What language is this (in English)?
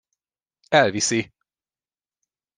Hungarian